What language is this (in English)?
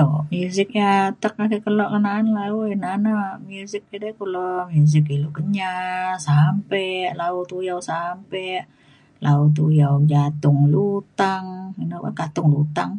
Mainstream Kenyah